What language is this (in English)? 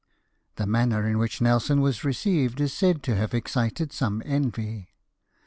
English